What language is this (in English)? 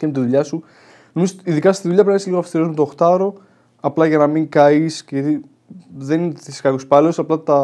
Greek